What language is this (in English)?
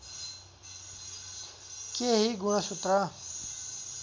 Nepali